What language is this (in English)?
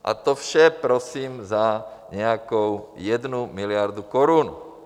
Czech